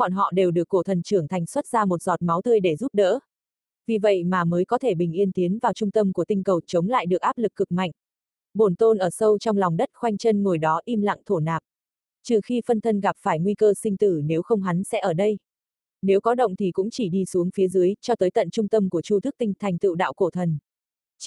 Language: Vietnamese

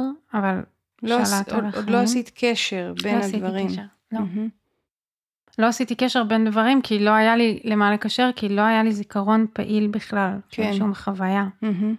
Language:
Hebrew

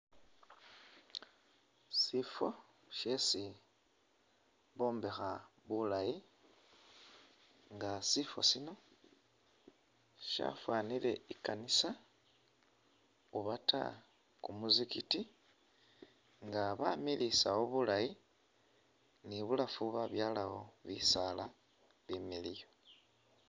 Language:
Masaaba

